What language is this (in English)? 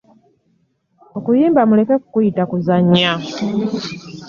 Ganda